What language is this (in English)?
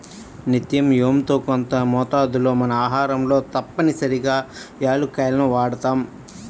Telugu